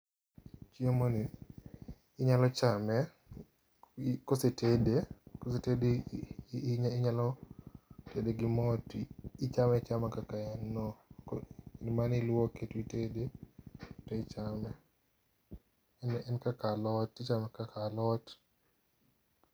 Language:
Luo (Kenya and Tanzania)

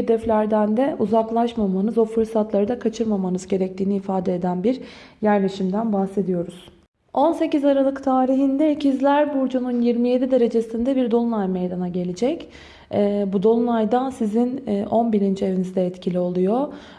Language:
Turkish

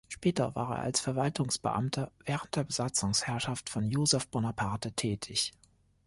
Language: German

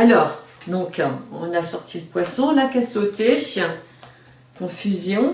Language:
French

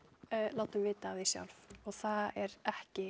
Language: Icelandic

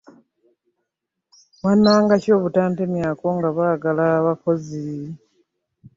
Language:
Ganda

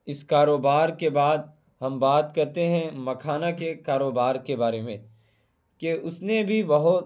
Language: Urdu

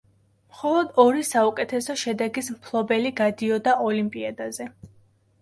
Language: Georgian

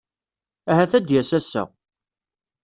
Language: Kabyle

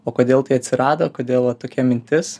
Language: Lithuanian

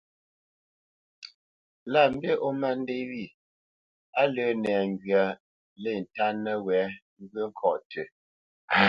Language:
Bamenyam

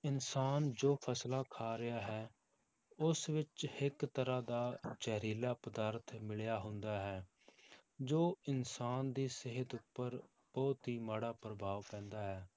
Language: Punjabi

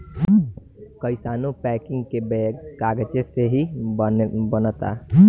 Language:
Bhojpuri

